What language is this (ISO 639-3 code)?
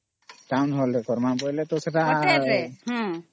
ori